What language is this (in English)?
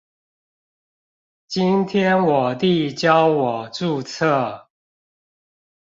Chinese